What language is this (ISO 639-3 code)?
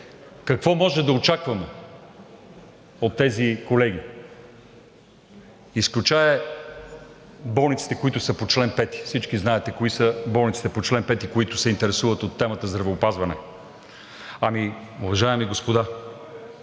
bul